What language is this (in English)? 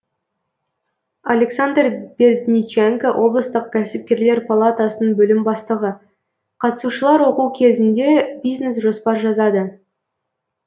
Kazakh